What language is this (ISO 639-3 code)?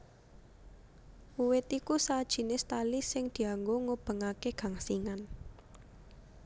jav